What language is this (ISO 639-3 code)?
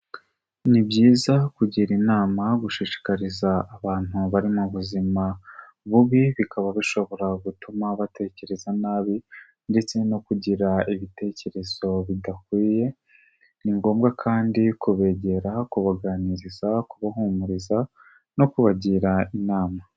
kin